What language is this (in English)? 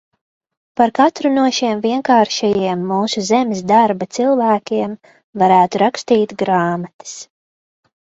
Latvian